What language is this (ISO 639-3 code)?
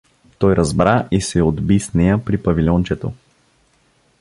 bul